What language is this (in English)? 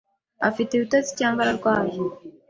Kinyarwanda